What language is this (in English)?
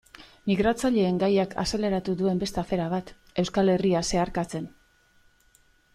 Basque